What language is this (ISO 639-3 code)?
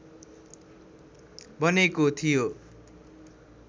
nep